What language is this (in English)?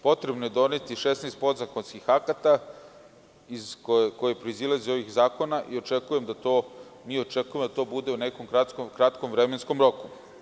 Serbian